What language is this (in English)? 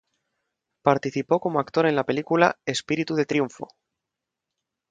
Spanish